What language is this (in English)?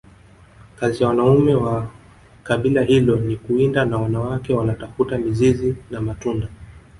Swahili